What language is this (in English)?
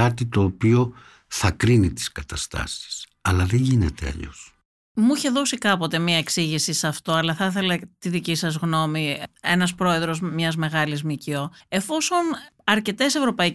Greek